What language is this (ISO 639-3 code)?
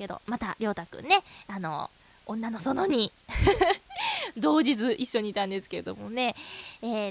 jpn